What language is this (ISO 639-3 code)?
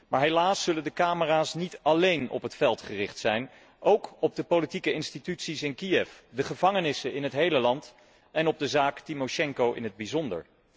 nld